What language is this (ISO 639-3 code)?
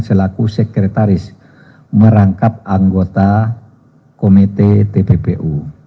ind